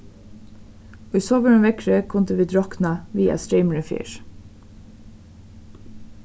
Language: Faroese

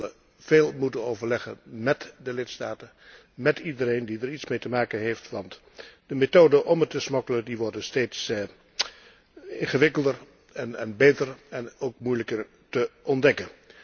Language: Dutch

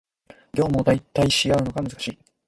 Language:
Japanese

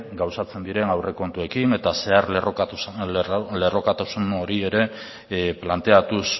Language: Basque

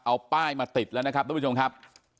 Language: Thai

